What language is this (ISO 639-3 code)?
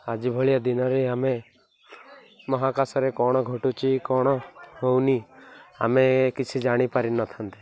ori